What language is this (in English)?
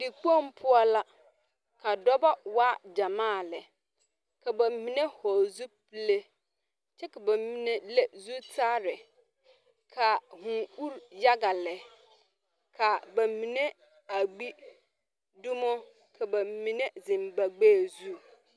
Southern Dagaare